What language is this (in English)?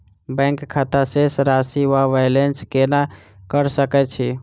Maithili